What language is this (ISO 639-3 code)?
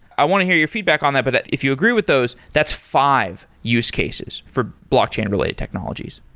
eng